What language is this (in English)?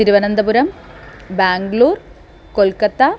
Sanskrit